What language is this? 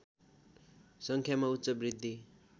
Nepali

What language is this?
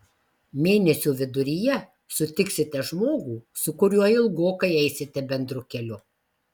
Lithuanian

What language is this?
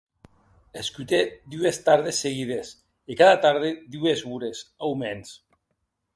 Occitan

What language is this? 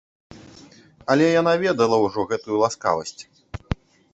Belarusian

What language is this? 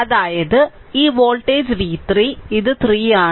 Malayalam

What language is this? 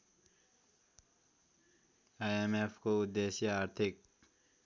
Nepali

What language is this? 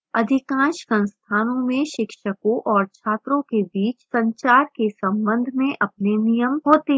Hindi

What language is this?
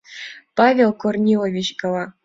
Mari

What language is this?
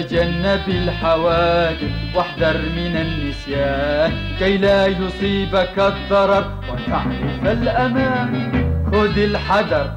Arabic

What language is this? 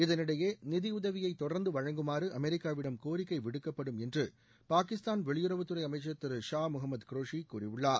Tamil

